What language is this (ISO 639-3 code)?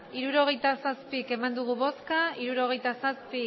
eus